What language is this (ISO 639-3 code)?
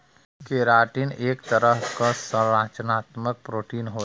bho